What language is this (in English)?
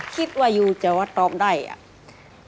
Thai